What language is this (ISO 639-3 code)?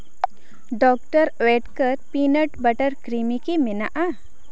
sat